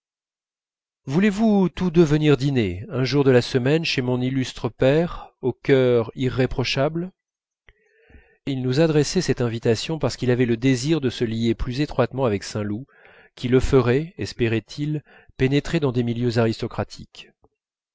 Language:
French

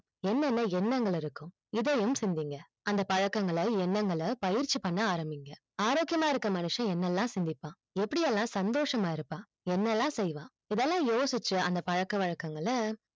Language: Tamil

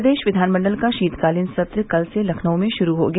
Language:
Hindi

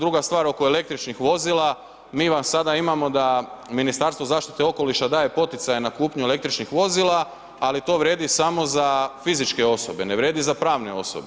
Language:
Croatian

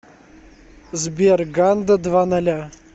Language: Russian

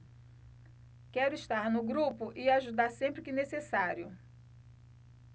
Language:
Portuguese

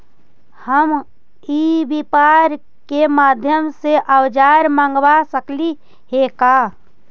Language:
Magahi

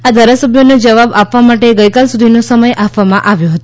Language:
Gujarati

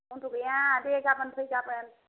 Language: Bodo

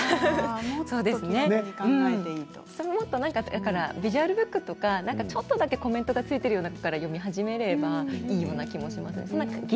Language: Japanese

